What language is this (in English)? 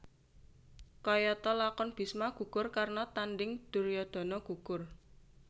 Javanese